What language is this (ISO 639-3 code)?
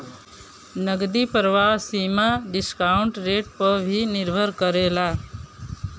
bho